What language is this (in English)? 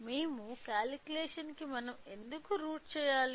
Telugu